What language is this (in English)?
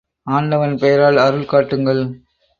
Tamil